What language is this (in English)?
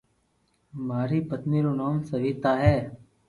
Loarki